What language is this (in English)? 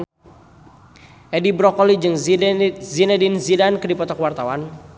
Sundanese